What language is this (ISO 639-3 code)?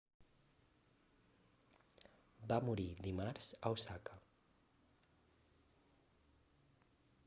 cat